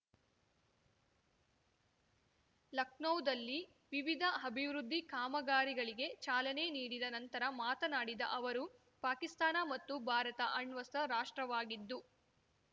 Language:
Kannada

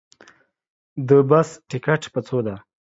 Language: Pashto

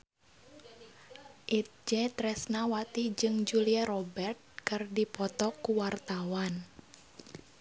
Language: Sundanese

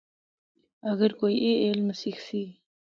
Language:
Northern Hindko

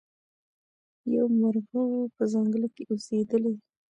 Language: Pashto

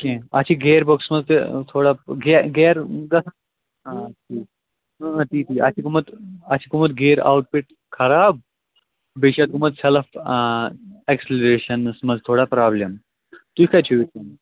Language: Kashmiri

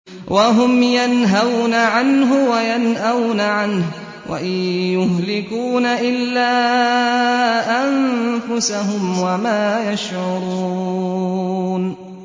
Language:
Arabic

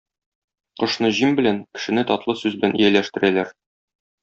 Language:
Tatar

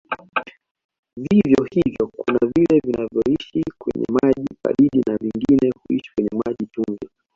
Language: Swahili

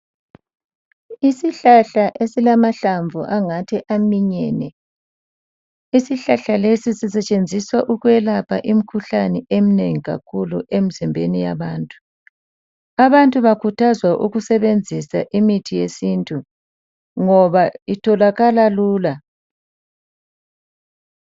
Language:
North Ndebele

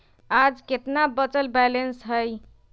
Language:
Magahi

